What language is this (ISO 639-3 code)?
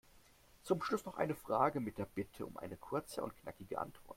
deu